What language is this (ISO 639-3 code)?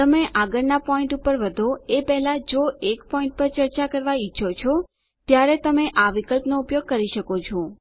guj